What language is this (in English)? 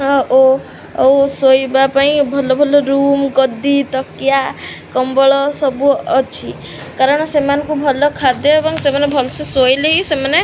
Odia